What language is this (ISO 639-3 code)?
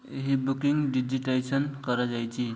ori